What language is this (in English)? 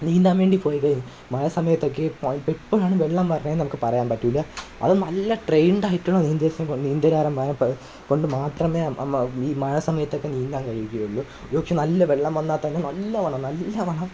Malayalam